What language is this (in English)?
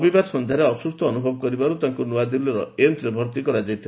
Odia